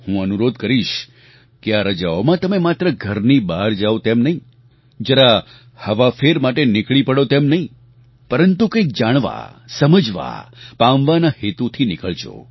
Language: Gujarati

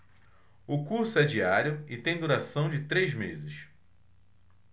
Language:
Portuguese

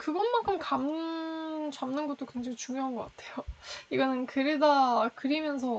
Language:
Korean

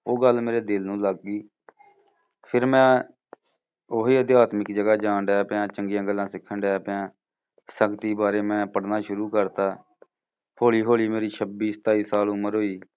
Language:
Punjabi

